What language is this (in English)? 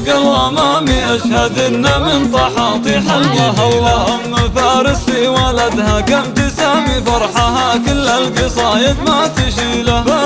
Arabic